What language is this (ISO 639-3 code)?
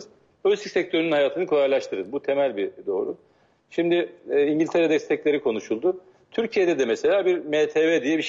tur